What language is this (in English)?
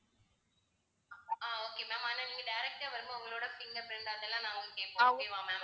Tamil